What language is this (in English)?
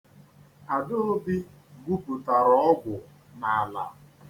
Igbo